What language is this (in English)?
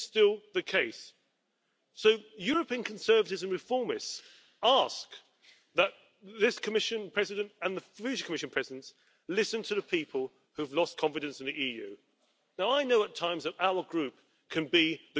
German